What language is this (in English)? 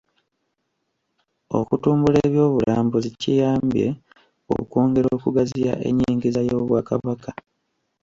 Ganda